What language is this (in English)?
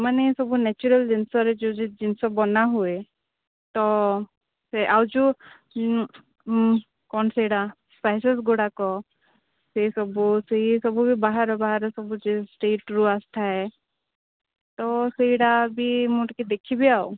Odia